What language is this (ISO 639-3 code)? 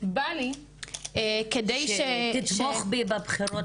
heb